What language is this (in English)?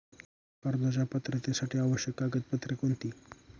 Marathi